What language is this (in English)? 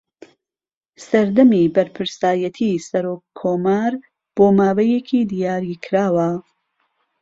Central Kurdish